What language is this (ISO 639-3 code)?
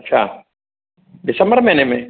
snd